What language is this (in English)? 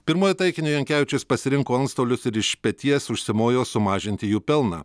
Lithuanian